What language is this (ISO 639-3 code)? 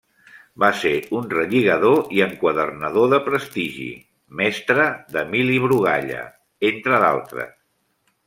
cat